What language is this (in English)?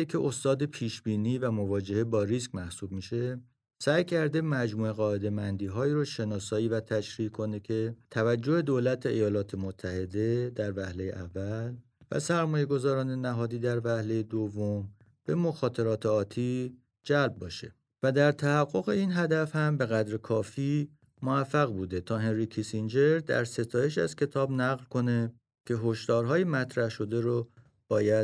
Persian